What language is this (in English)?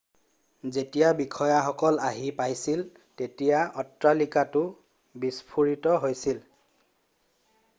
Assamese